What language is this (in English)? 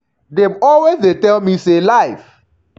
Nigerian Pidgin